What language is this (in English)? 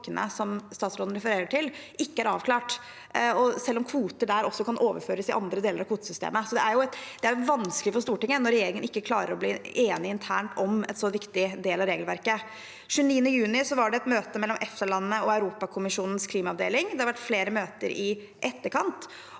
Norwegian